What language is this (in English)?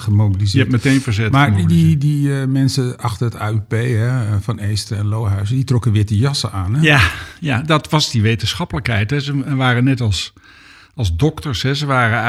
Dutch